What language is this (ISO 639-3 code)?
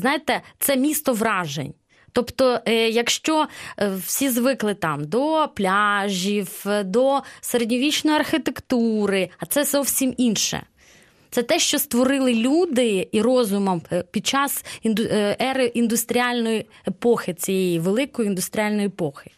ukr